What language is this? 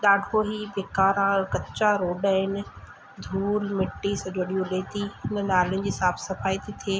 Sindhi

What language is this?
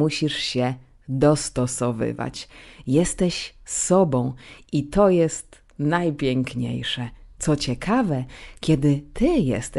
Polish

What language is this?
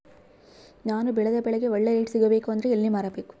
Kannada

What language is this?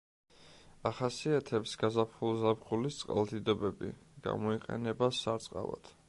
Georgian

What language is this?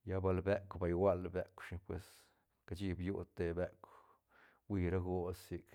Santa Catarina Albarradas Zapotec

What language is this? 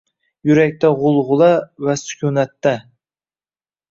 Uzbek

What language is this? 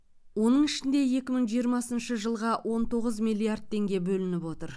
Kazakh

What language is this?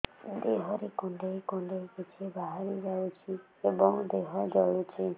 Odia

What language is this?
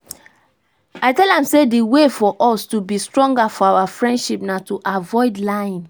Nigerian Pidgin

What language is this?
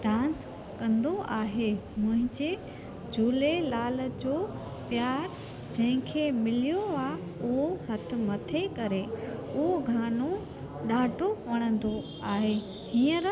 Sindhi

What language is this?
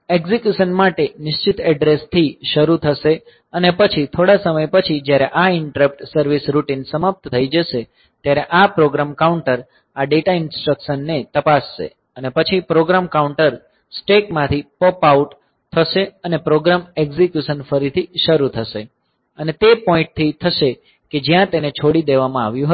Gujarati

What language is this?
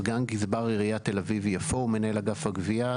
Hebrew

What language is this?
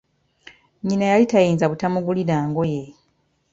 Ganda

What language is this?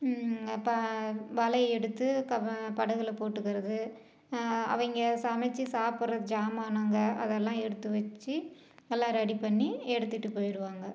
Tamil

